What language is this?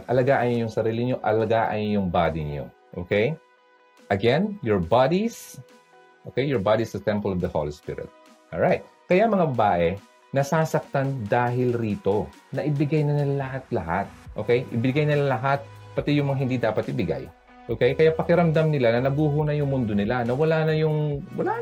Filipino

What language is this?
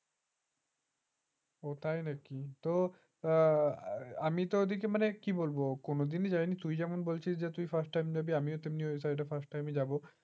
Bangla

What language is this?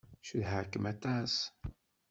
Kabyle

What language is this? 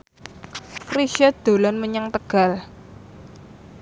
Javanese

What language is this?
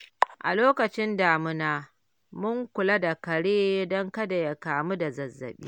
Hausa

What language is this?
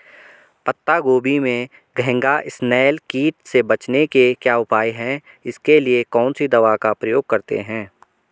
Hindi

